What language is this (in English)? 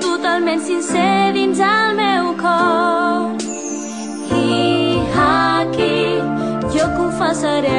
Polish